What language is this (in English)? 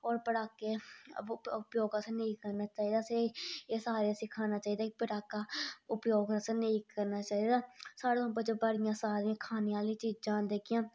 Dogri